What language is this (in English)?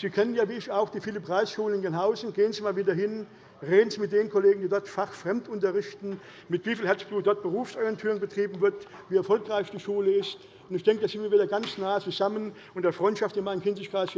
German